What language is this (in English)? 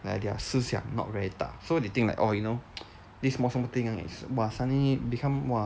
English